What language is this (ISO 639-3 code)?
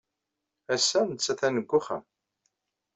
kab